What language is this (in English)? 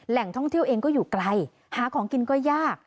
Thai